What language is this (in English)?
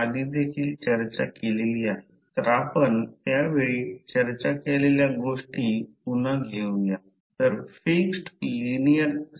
Marathi